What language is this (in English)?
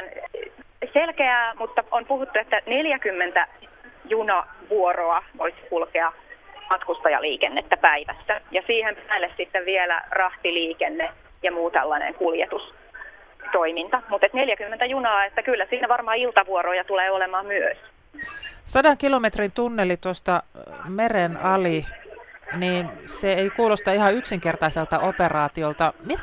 Finnish